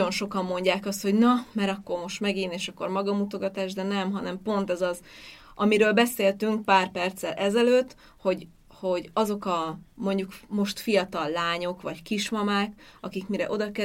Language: Hungarian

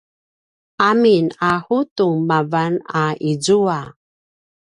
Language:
Paiwan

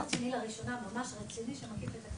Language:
Hebrew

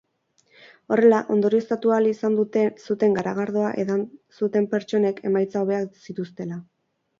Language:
Basque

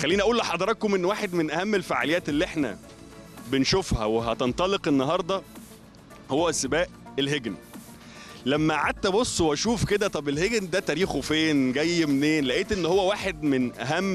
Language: Arabic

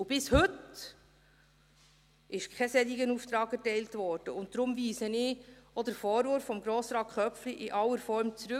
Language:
Swiss German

